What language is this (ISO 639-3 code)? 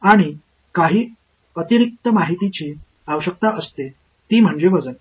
mar